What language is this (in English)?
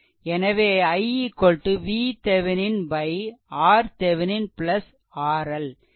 Tamil